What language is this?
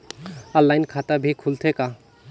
Chhattisgarhi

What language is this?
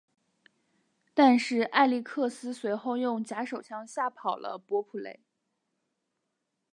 Chinese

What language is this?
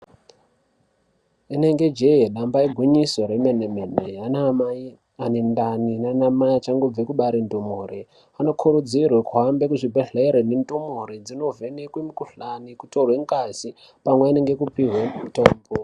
Ndau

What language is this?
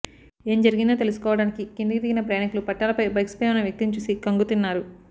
Telugu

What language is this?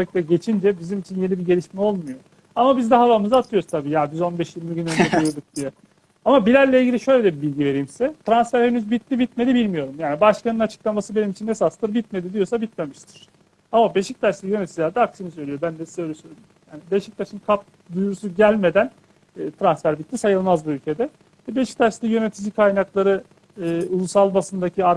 Turkish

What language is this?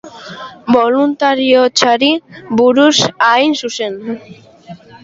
Basque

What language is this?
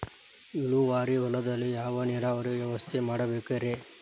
Kannada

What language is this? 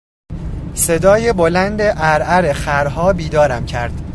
Persian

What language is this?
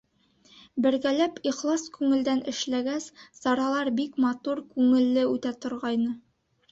Bashkir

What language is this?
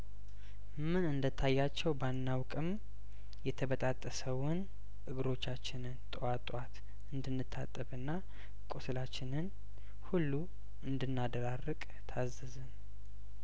Amharic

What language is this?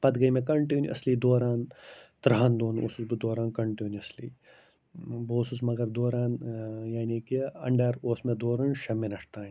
Kashmiri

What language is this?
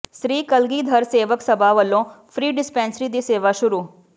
Punjabi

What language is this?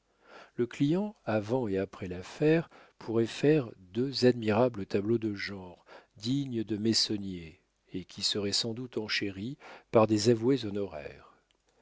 French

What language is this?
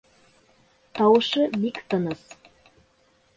Bashkir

